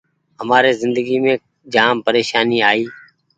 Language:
Goaria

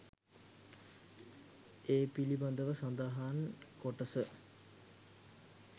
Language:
Sinhala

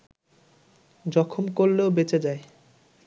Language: Bangla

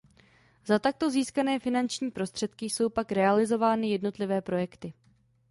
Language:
Czech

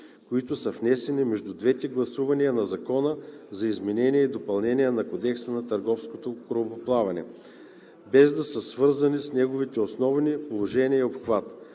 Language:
Bulgarian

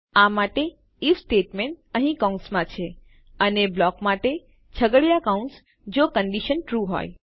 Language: Gujarati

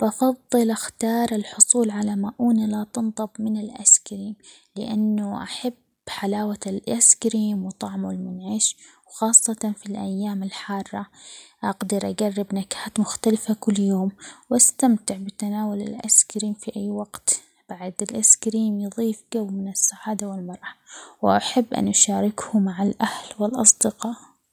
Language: Omani Arabic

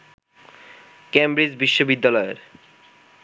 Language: Bangla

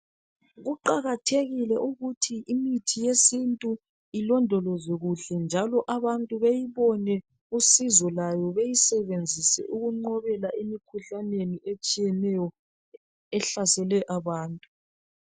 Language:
North Ndebele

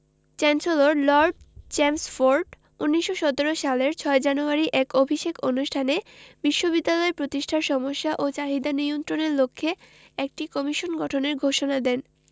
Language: Bangla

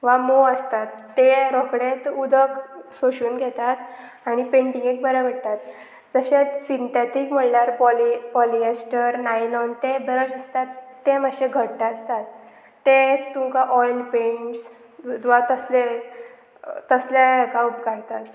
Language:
Konkani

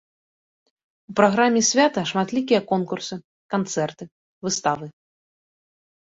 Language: Belarusian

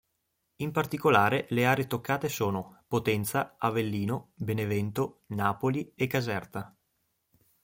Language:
Italian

